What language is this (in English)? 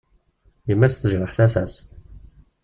Kabyle